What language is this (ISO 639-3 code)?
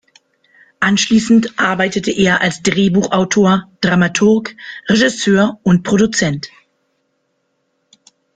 deu